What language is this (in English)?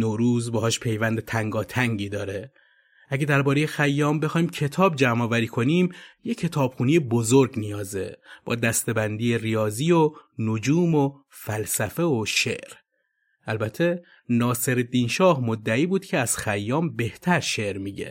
Persian